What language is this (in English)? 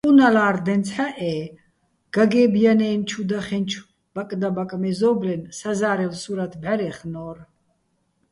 Bats